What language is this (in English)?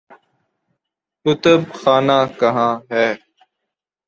Urdu